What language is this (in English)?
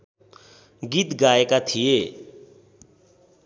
Nepali